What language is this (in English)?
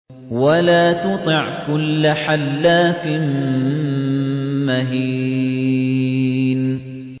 Arabic